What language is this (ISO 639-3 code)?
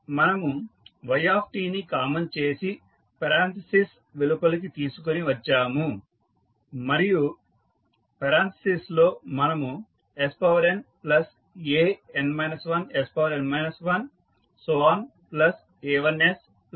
tel